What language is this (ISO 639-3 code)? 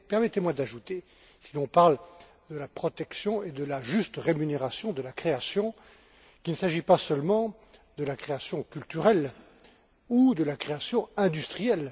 fra